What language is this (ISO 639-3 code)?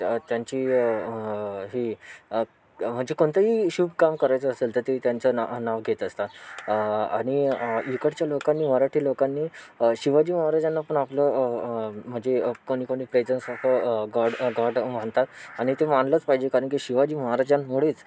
mar